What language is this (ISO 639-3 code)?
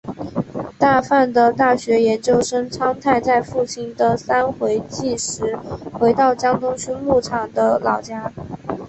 zho